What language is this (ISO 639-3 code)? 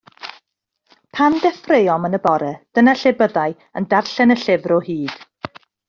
cym